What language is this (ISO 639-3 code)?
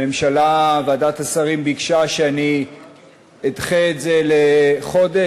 heb